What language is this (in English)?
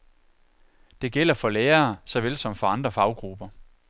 Danish